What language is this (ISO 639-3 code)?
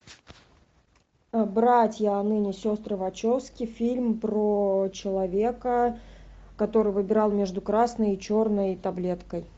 rus